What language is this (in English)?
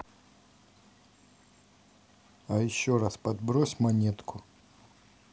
Russian